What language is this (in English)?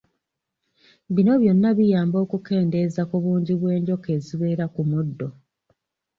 Ganda